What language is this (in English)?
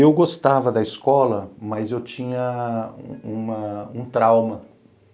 Portuguese